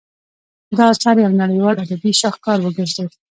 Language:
Pashto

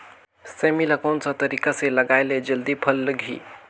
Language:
Chhattisgarhi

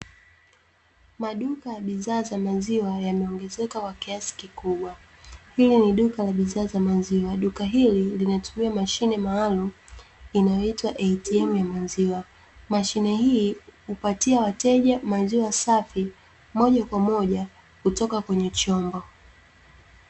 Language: Swahili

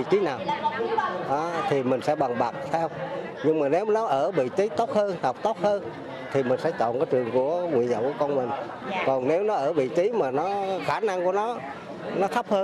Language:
Vietnamese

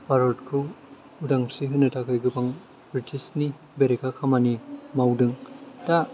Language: Bodo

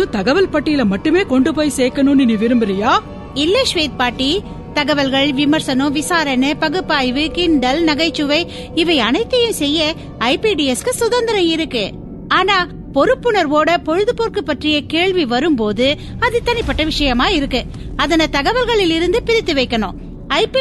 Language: Tamil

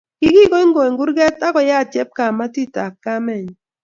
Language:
Kalenjin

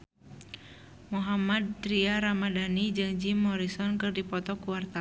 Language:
Sundanese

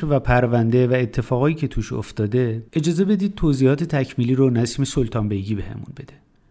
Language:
Persian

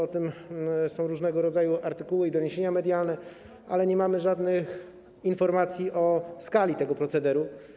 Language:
Polish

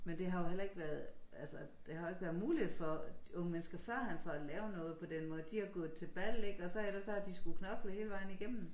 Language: Danish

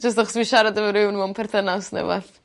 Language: Welsh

